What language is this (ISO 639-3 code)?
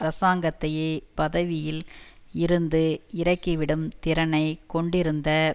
tam